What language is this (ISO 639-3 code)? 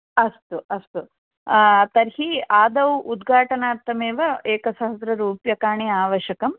san